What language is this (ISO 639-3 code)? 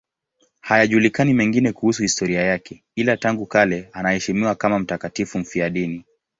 swa